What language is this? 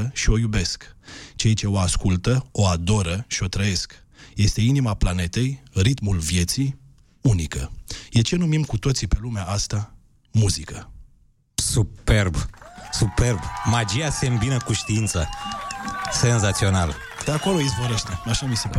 Romanian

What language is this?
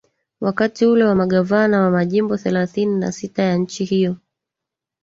Swahili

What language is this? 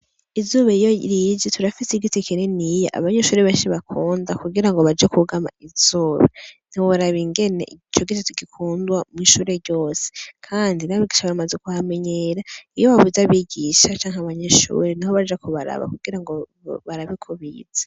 Rundi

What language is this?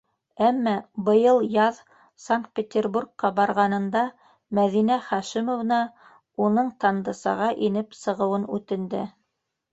Bashkir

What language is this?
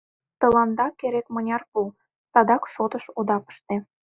Mari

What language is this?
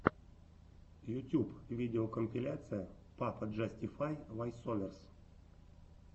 Russian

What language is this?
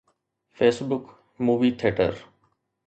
Sindhi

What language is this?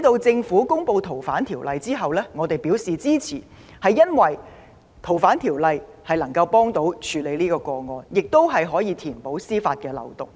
Cantonese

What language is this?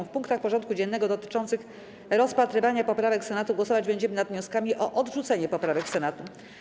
Polish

